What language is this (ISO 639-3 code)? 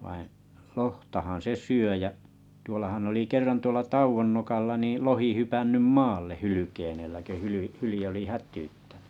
fin